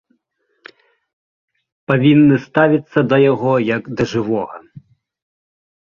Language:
Belarusian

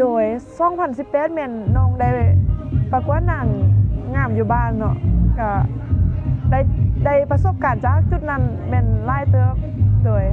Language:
Thai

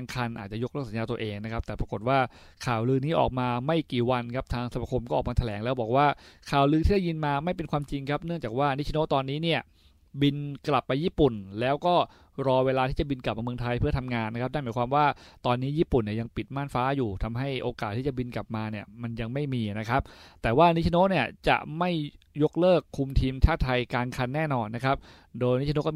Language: Thai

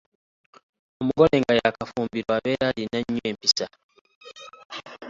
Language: Ganda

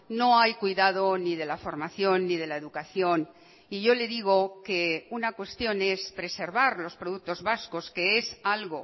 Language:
Spanish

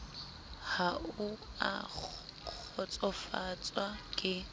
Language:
Southern Sotho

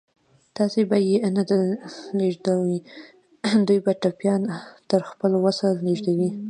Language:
Pashto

